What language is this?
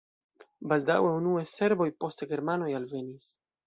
Esperanto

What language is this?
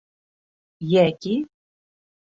Bashkir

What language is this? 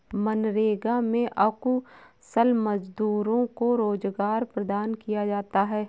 Hindi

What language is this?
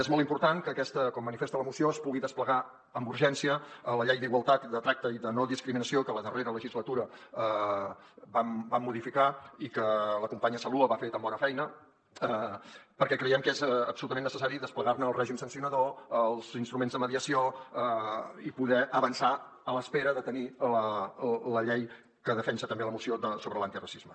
Catalan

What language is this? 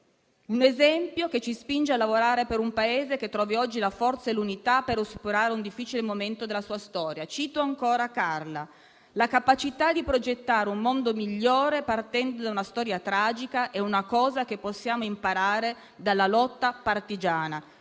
Italian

